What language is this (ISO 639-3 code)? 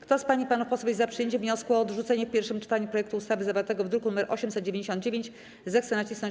pol